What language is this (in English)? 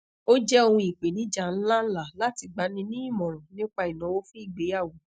Yoruba